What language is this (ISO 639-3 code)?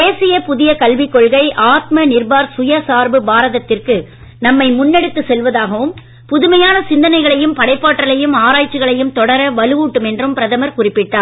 tam